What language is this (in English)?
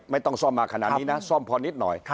Thai